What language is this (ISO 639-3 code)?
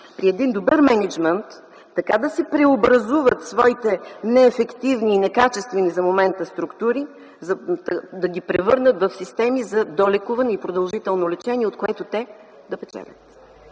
bul